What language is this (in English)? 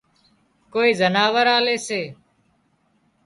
Wadiyara Koli